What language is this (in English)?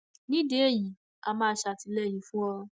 Yoruba